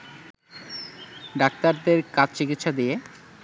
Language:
Bangla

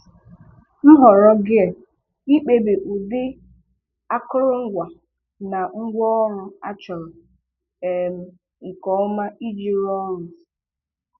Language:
Igbo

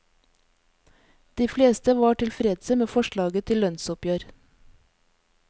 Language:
Norwegian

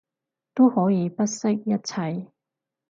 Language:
Cantonese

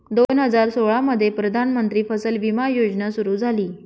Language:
Marathi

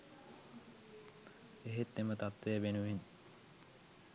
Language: Sinhala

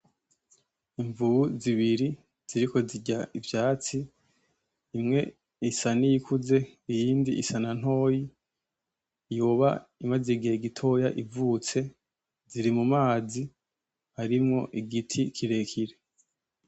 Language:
Rundi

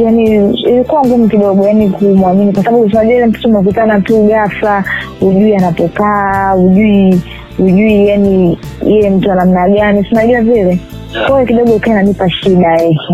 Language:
Swahili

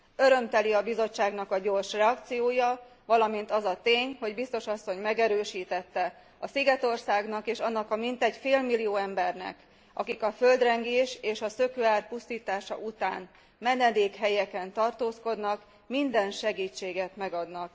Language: Hungarian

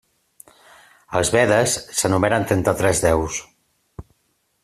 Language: Catalan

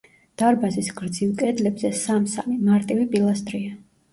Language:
Georgian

